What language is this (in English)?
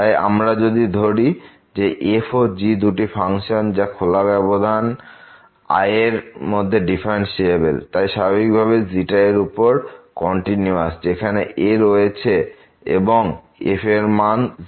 Bangla